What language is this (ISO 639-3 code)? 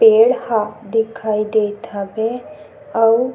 hne